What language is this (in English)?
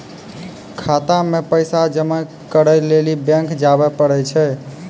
Maithili